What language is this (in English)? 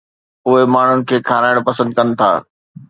Sindhi